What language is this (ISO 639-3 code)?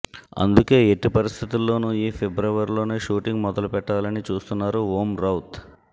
tel